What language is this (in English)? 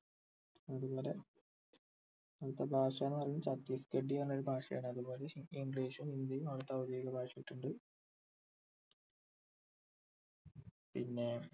Malayalam